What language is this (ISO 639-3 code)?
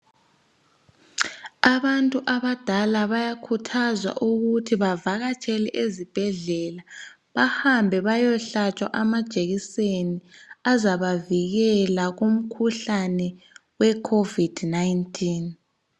nde